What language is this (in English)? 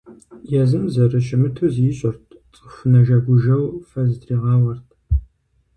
Kabardian